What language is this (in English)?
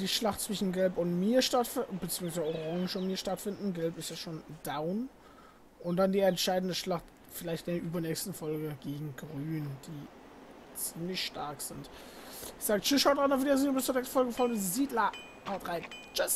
German